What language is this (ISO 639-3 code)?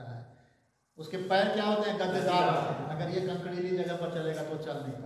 hin